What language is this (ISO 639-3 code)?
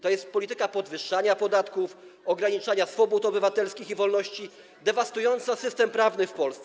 pol